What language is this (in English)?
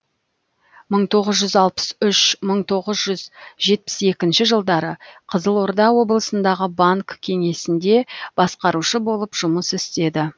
Kazakh